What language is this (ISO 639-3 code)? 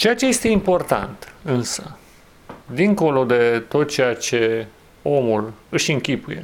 ron